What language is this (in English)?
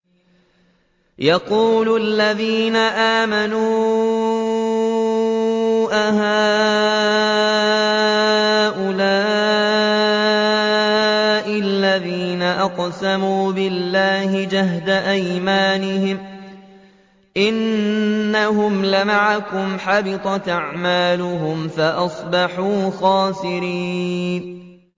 Arabic